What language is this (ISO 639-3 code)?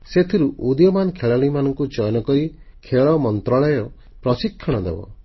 ori